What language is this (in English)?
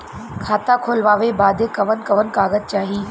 Bhojpuri